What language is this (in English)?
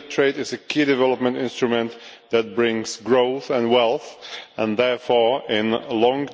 English